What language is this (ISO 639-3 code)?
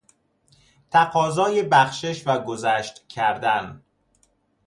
fas